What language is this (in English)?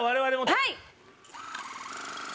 Japanese